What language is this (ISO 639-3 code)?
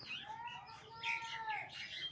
mag